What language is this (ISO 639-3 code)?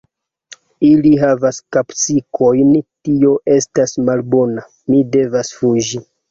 epo